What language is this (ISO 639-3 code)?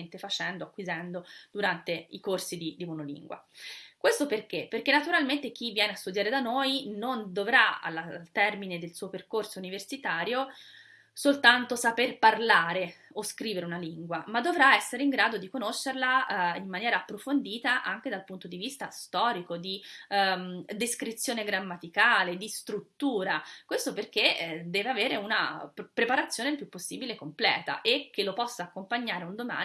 ita